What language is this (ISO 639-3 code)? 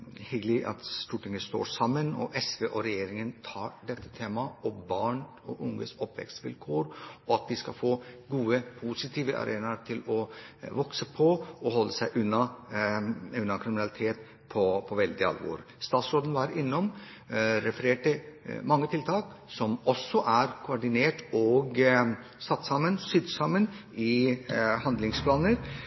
nob